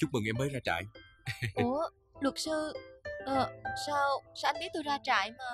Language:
Vietnamese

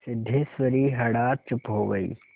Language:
Hindi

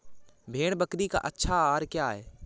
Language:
Hindi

